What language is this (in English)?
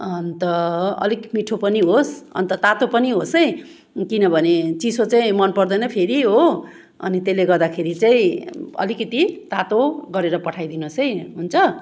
Nepali